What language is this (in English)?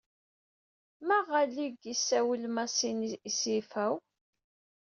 Kabyle